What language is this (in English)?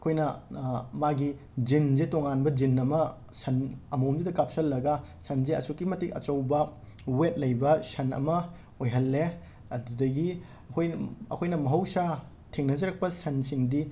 Manipuri